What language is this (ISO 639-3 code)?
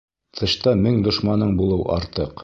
bak